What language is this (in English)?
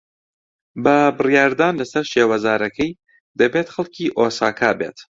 Central Kurdish